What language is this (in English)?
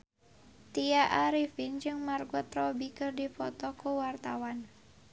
Sundanese